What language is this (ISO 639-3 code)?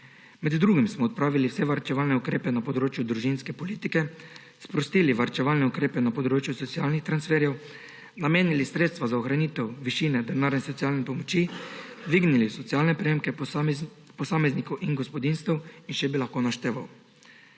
slv